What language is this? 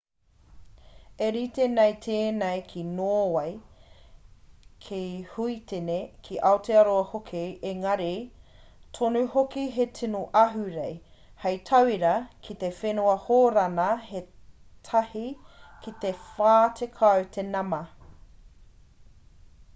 Māori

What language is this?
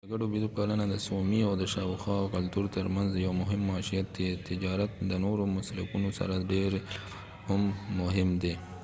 Pashto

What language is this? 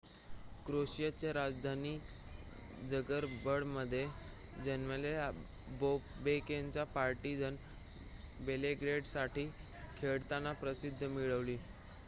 Marathi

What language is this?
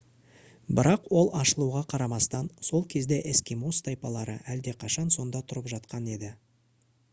Kazakh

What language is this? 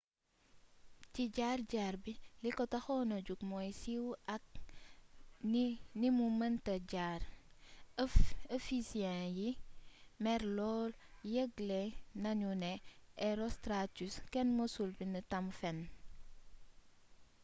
Wolof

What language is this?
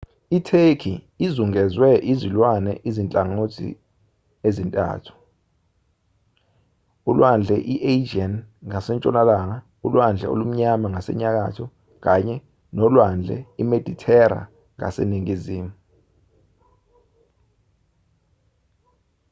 Zulu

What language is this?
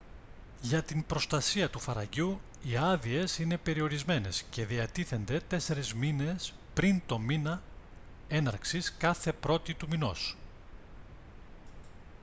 Greek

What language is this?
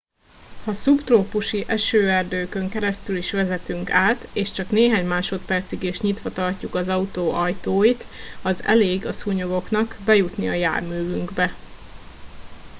Hungarian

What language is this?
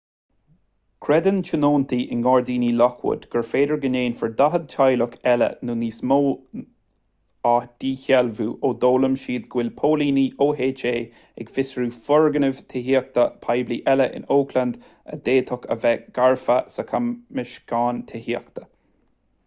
Irish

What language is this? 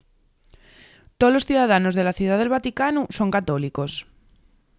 Asturian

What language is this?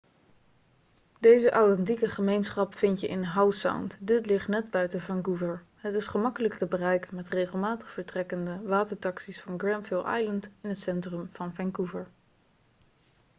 Dutch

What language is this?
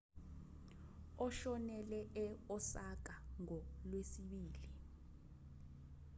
Zulu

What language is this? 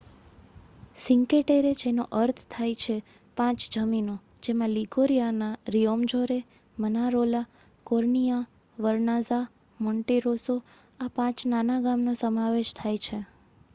Gujarati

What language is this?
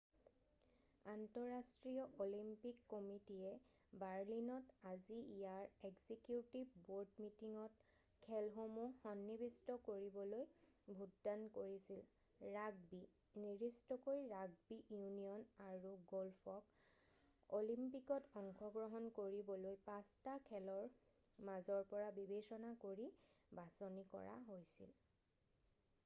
Assamese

